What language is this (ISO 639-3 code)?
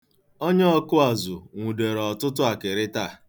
ibo